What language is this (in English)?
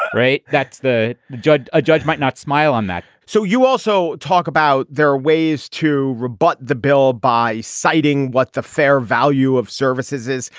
English